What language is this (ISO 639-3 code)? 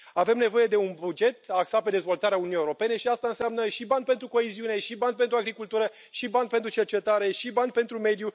ron